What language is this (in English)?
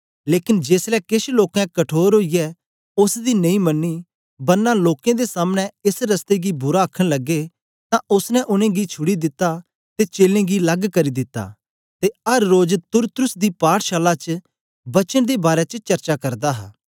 Dogri